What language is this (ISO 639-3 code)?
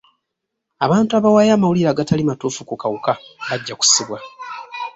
lug